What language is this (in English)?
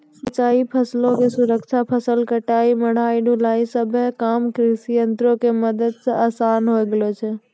Maithili